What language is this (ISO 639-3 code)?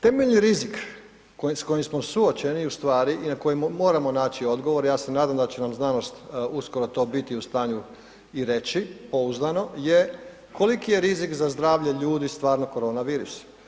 hrv